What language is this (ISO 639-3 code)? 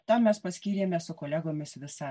lit